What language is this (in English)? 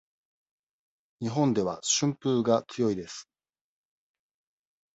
Japanese